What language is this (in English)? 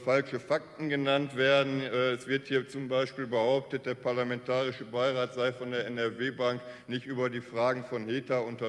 German